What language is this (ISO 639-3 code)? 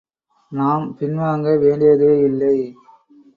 tam